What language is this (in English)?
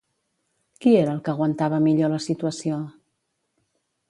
Catalan